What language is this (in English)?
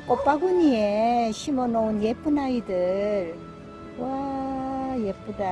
Korean